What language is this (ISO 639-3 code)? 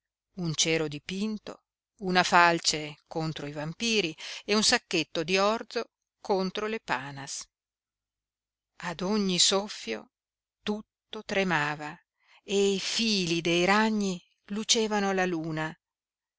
ita